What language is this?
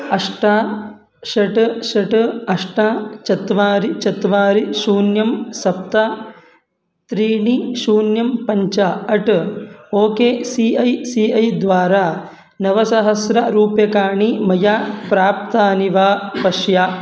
Sanskrit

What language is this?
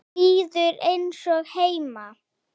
Icelandic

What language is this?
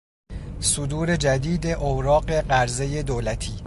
Persian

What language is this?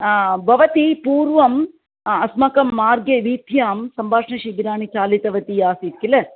Sanskrit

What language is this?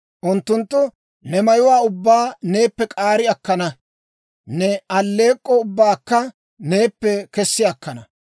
Dawro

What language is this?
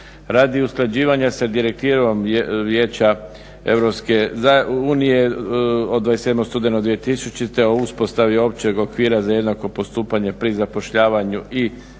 Croatian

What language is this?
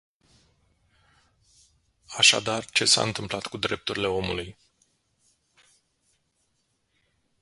Romanian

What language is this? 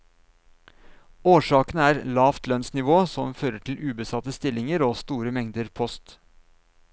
Norwegian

